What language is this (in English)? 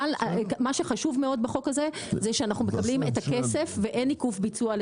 Hebrew